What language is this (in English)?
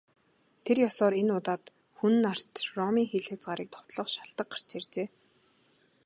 Mongolian